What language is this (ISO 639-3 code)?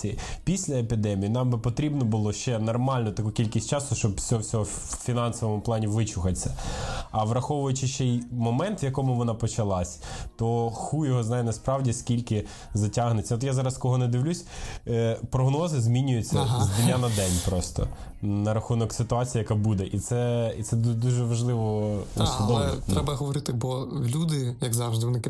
ukr